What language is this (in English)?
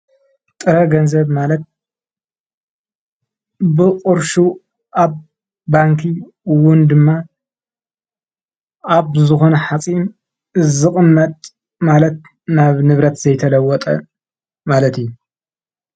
Tigrinya